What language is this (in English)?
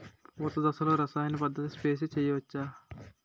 Telugu